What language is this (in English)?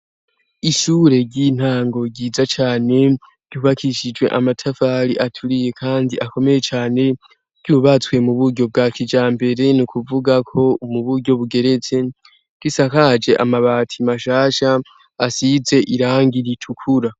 Rundi